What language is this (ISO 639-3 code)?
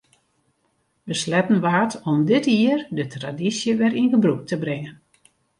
fry